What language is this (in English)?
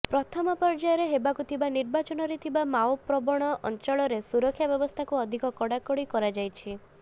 Odia